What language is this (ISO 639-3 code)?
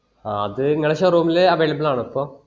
mal